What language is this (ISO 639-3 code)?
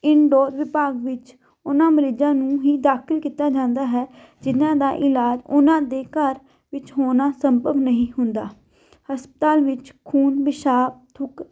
pan